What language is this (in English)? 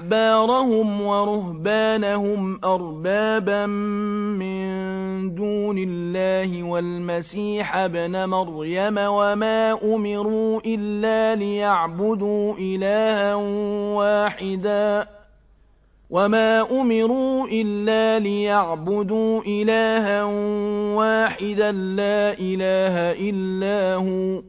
Arabic